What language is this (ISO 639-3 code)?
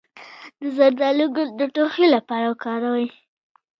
pus